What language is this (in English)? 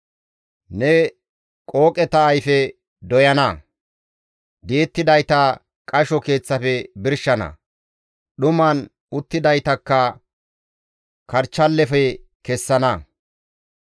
Gamo